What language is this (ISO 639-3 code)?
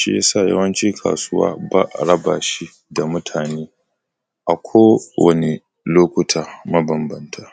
hau